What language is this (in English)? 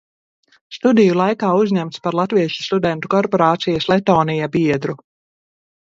Latvian